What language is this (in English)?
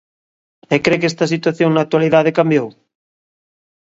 Galician